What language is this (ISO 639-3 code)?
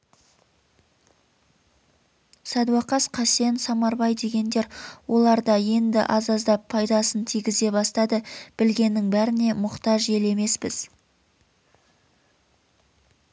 kaz